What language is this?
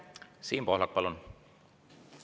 Estonian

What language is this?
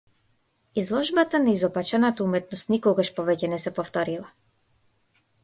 Macedonian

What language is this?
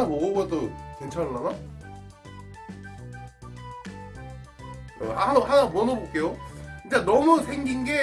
Korean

